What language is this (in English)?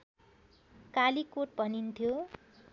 Nepali